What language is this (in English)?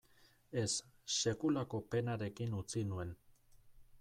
Basque